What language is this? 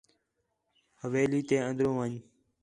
Khetrani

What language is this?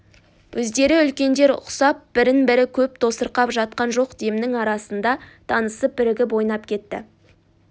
Kazakh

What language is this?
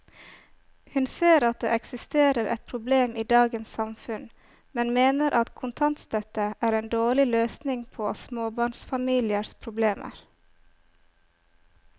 Norwegian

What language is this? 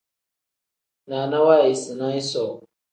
Tem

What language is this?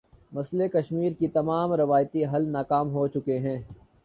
Urdu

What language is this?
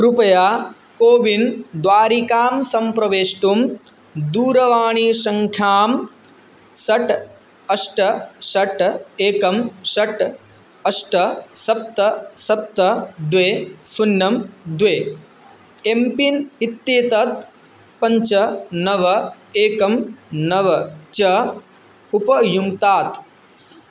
Sanskrit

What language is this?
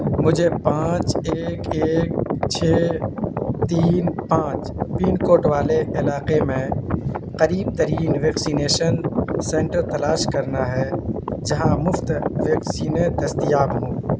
Urdu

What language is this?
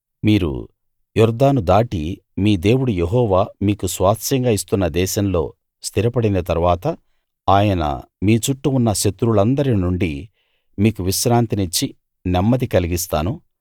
Telugu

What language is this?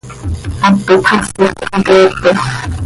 Seri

